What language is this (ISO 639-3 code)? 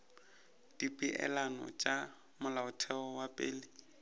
nso